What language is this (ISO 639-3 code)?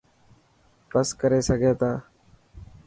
mki